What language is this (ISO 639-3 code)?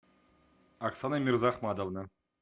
rus